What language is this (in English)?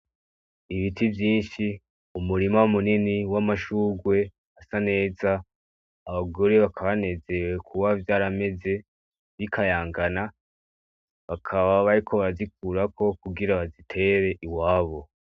Rundi